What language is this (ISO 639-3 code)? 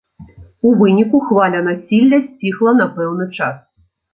bel